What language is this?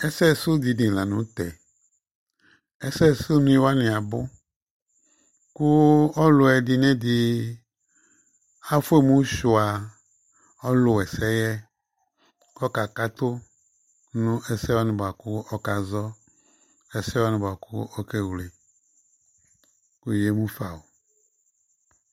Ikposo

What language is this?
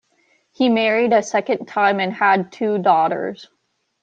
English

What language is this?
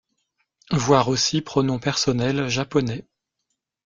French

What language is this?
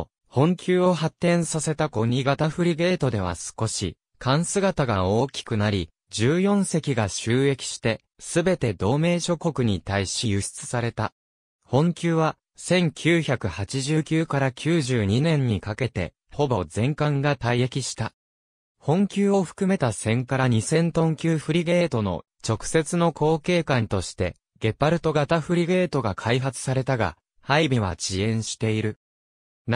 Japanese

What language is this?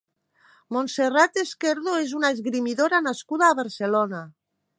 Catalan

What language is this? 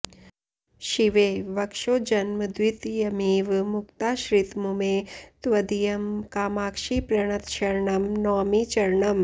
Sanskrit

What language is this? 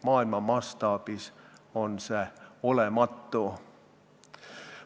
Estonian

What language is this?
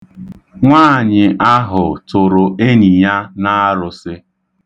Igbo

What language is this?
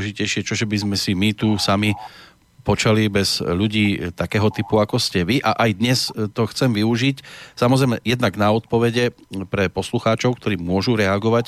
Slovak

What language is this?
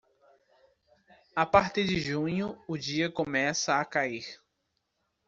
Portuguese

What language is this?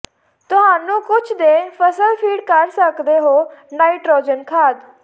Punjabi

